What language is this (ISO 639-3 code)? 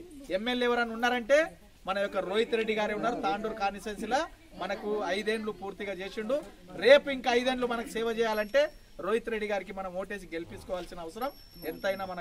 ara